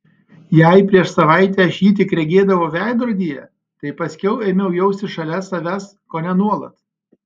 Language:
Lithuanian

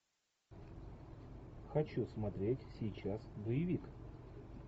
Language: Russian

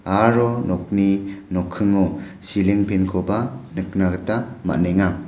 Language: Garo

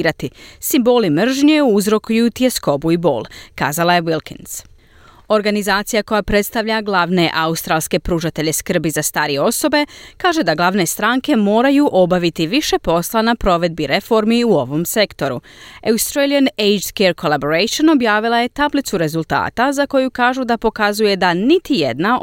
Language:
Croatian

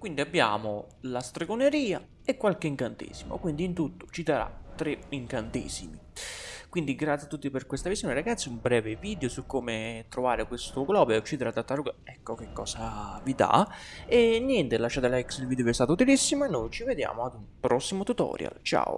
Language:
Italian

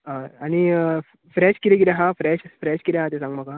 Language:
Konkani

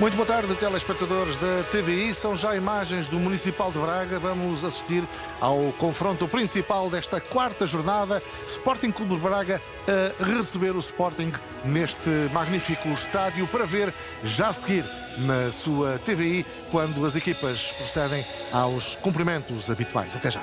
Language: Portuguese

